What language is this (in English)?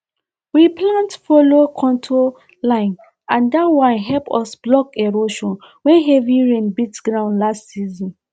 Nigerian Pidgin